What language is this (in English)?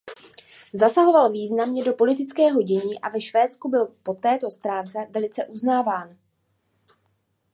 Czech